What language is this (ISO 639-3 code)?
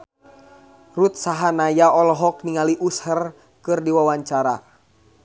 sun